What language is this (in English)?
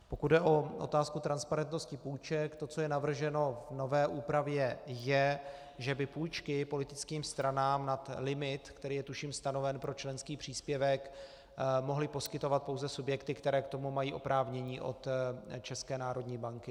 Czech